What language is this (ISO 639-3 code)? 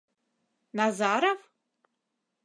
chm